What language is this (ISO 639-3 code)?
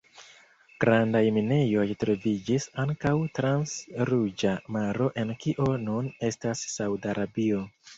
epo